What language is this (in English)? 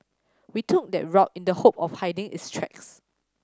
English